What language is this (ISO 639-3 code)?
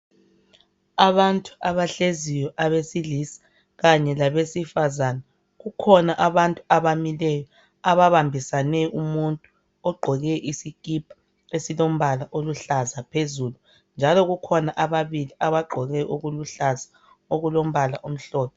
nde